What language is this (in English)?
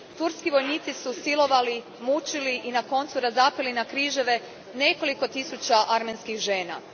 Croatian